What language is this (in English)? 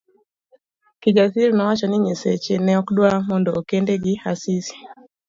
Luo (Kenya and Tanzania)